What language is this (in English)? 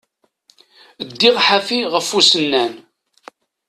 Kabyle